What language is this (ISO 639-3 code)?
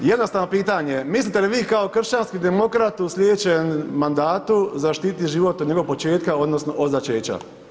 hrv